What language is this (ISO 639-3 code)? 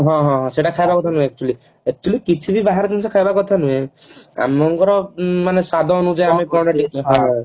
ori